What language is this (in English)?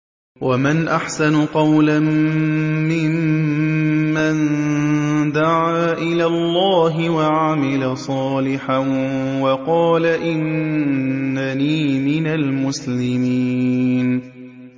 Arabic